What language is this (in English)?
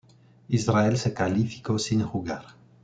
Spanish